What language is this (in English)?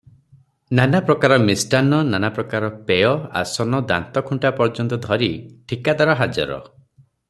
Odia